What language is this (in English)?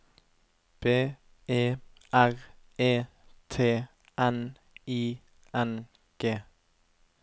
Norwegian